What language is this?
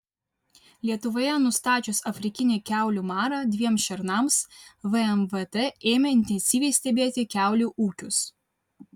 Lithuanian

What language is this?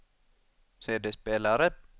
Swedish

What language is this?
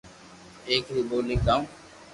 Loarki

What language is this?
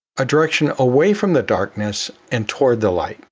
English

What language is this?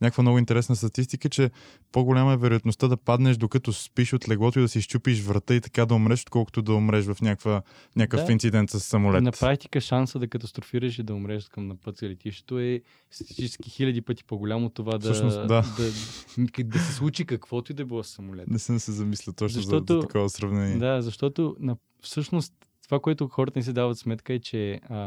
Bulgarian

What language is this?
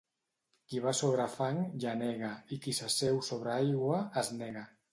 Catalan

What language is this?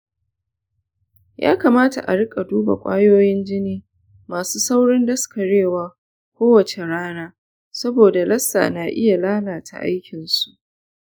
Hausa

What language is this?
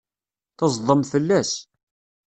Kabyle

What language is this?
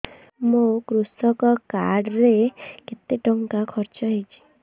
Odia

